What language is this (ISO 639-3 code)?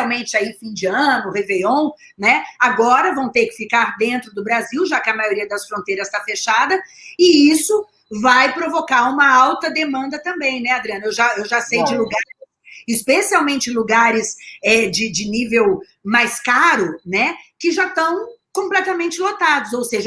por